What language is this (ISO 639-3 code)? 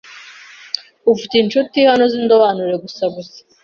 kin